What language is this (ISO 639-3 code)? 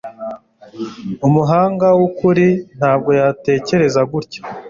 kin